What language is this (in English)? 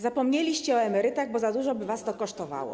Polish